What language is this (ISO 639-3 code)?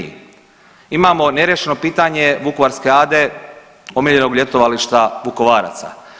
hrv